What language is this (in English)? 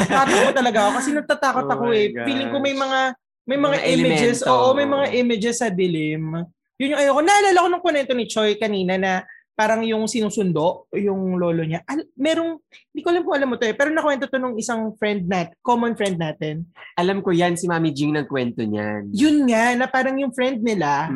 Filipino